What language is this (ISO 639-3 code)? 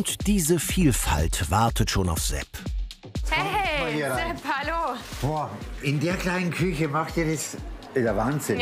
deu